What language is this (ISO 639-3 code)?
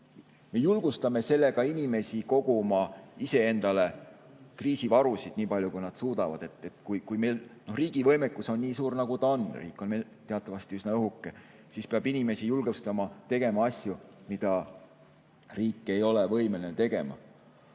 est